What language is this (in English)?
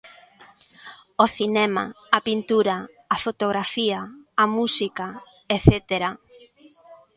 Galician